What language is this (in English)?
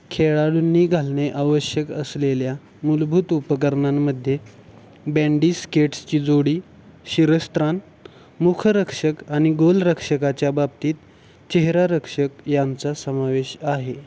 Marathi